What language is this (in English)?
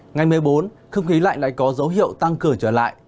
Vietnamese